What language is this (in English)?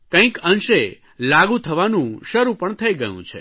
Gujarati